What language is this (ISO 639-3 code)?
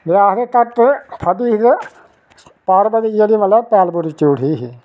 doi